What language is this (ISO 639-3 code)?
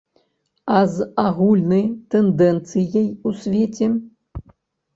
bel